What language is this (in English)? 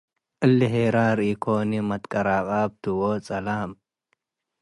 Tigre